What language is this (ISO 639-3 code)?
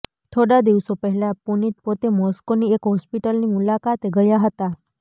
guj